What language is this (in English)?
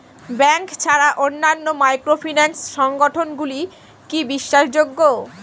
Bangla